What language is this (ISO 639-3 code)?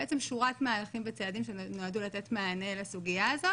heb